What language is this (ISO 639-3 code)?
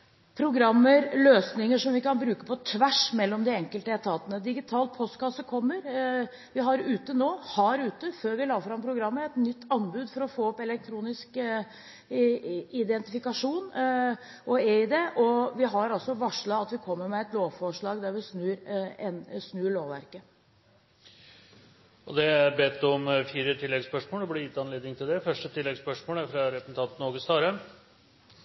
nor